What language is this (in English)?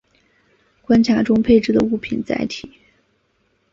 Chinese